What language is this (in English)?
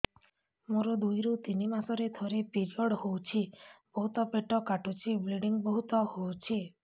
Odia